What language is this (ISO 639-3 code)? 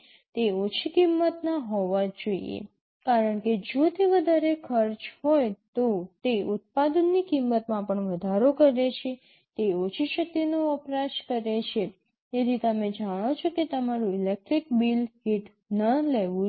guj